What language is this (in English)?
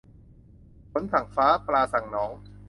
Thai